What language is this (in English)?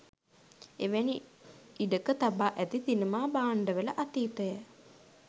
Sinhala